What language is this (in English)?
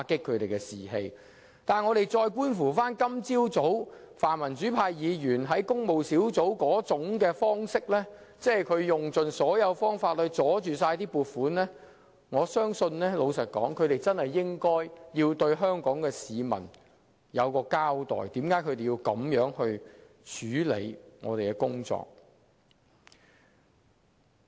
Cantonese